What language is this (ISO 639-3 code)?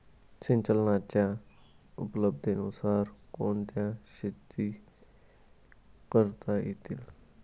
mar